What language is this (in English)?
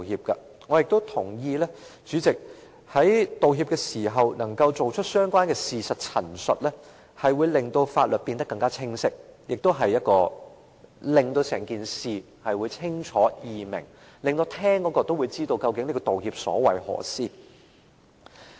Cantonese